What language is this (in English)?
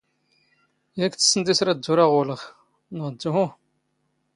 Standard Moroccan Tamazight